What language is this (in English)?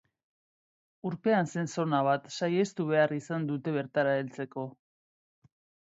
Basque